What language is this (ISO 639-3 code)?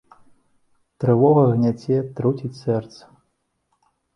bel